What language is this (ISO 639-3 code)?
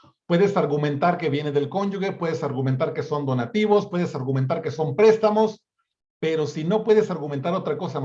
spa